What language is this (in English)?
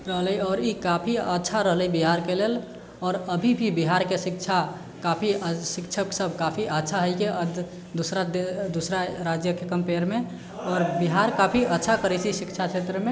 Maithili